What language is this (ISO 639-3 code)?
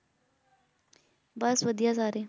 pan